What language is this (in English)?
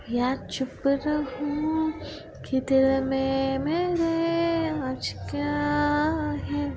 Marathi